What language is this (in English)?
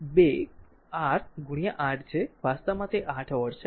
Gujarati